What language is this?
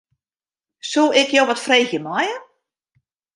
Western Frisian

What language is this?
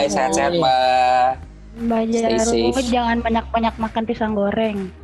Indonesian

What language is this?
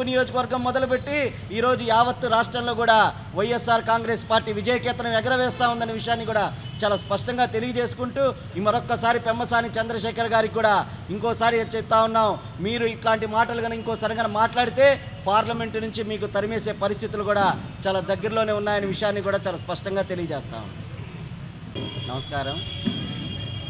Telugu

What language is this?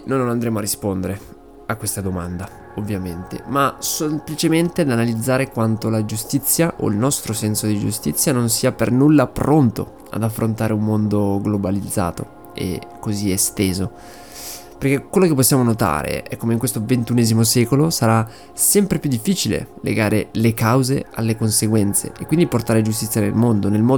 Italian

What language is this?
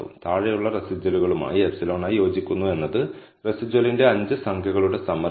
Malayalam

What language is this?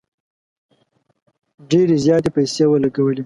Pashto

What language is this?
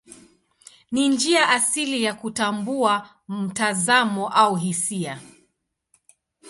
Swahili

